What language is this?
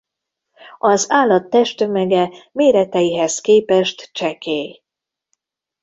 Hungarian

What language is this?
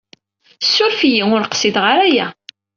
Kabyle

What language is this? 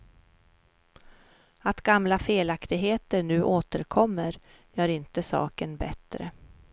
Swedish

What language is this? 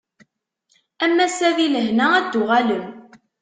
Kabyle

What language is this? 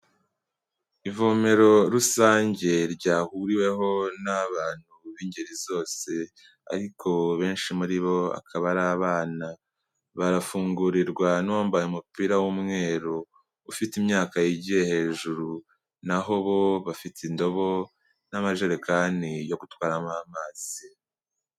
Kinyarwanda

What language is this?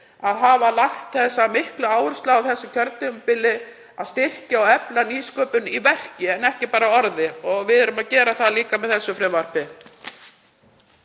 Icelandic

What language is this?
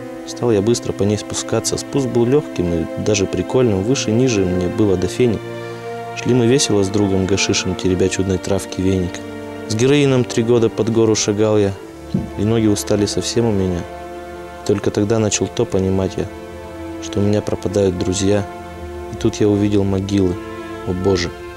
Russian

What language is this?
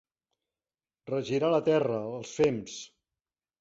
Catalan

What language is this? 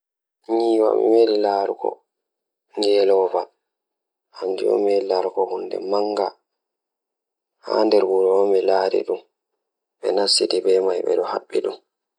Fula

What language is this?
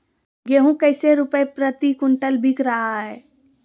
Magahi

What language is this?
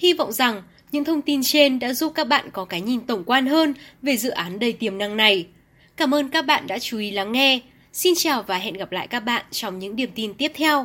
Vietnamese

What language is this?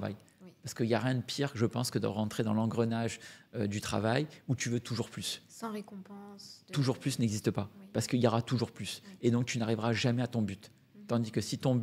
French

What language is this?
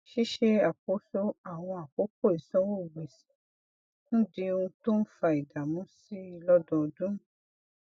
Yoruba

